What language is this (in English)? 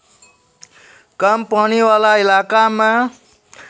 Maithili